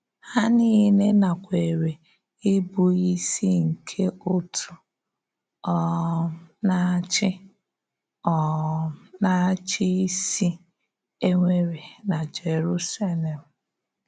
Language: Igbo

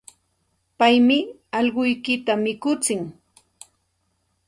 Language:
Santa Ana de Tusi Pasco Quechua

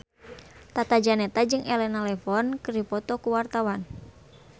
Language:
Sundanese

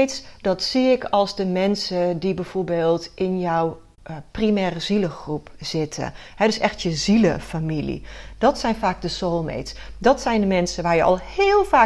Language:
Dutch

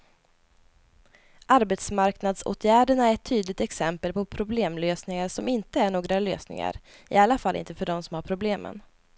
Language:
Swedish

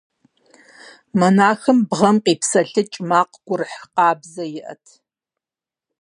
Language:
Kabardian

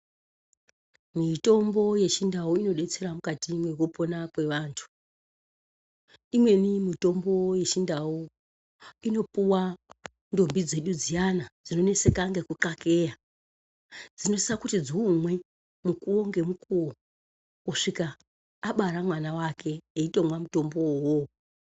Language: Ndau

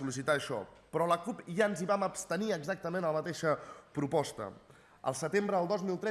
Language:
Catalan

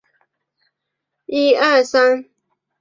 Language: Chinese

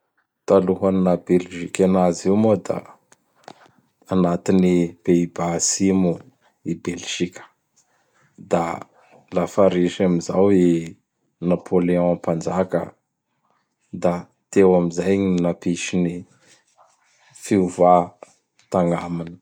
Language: Bara Malagasy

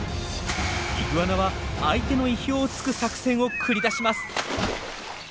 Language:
Japanese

